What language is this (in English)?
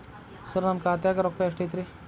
Kannada